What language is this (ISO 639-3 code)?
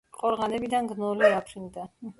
kat